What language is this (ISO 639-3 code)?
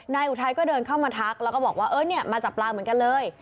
tha